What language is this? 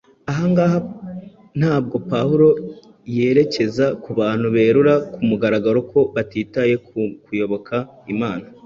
Kinyarwanda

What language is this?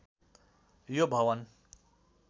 Nepali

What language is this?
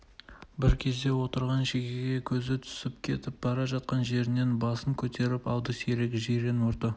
Kazakh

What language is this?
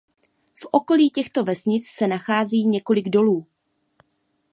Czech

